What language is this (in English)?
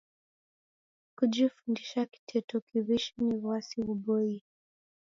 Taita